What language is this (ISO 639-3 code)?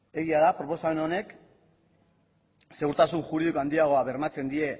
eus